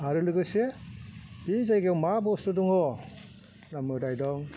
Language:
Bodo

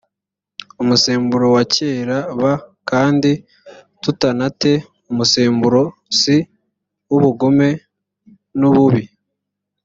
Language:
Kinyarwanda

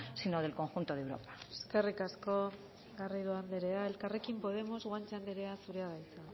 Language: Basque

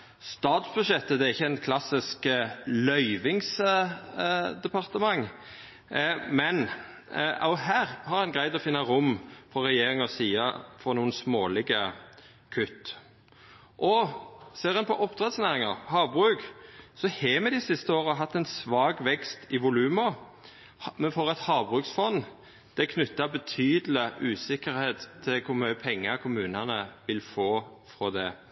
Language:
Norwegian Nynorsk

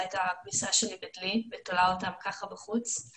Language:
Hebrew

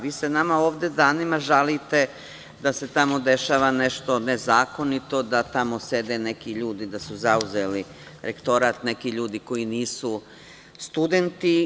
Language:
Serbian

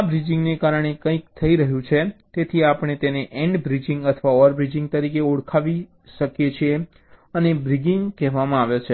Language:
Gujarati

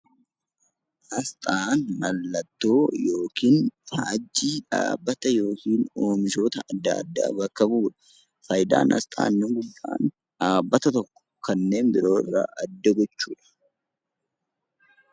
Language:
Oromo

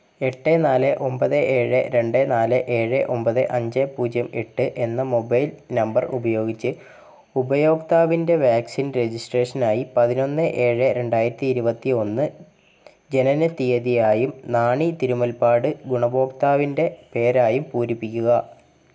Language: Malayalam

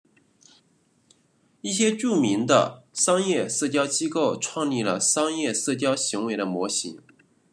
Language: Chinese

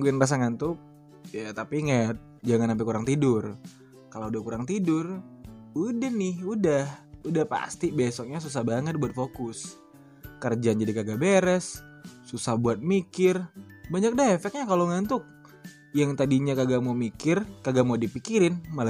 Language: Indonesian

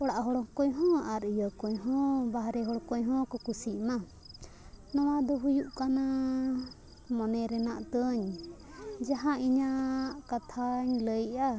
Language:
Santali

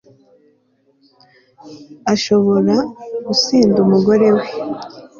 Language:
Kinyarwanda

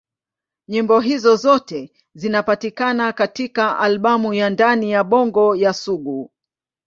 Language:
Swahili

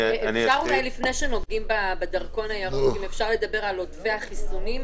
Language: Hebrew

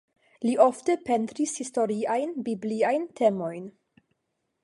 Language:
Esperanto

